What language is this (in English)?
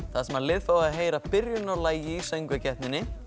Icelandic